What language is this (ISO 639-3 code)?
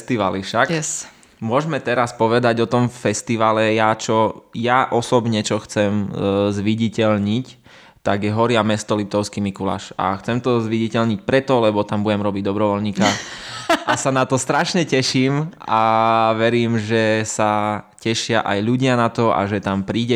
slk